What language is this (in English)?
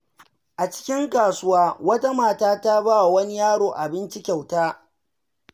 Hausa